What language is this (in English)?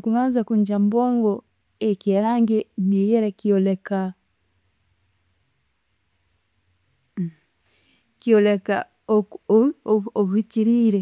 Tooro